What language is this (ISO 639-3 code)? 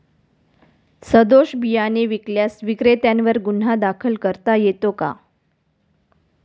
mar